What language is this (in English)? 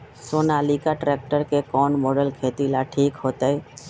Magahi